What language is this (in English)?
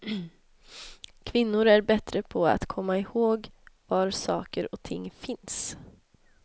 Swedish